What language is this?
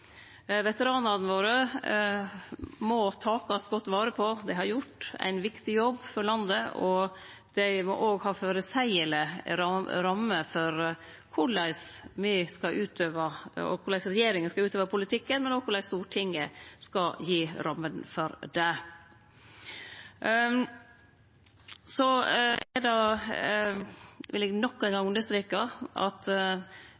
Norwegian Nynorsk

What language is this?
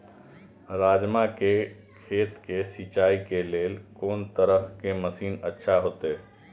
Maithili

